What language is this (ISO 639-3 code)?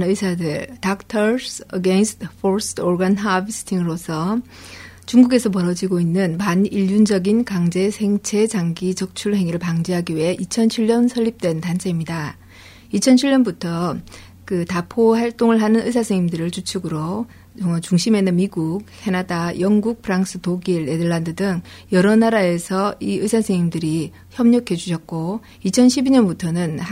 kor